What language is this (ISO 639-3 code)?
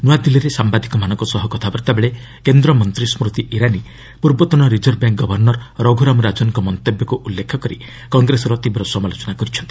ori